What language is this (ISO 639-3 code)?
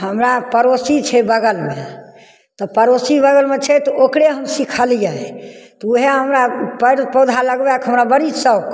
mai